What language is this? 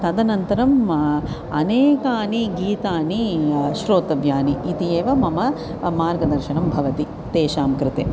Sanskrit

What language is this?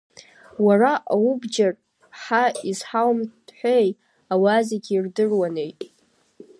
Abkhazian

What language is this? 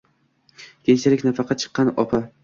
Uzbek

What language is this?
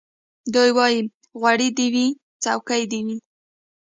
Pashto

